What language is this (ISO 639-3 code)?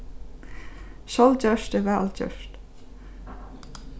fao